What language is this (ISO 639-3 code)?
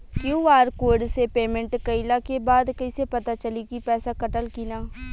bho